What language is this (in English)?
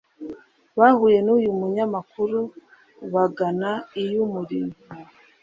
Kinyarwanda